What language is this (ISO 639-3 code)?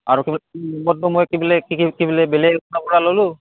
asm